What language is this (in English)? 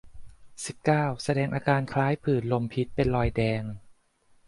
Thai